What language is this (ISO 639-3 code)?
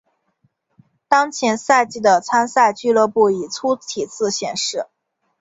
zho